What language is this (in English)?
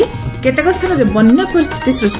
Odia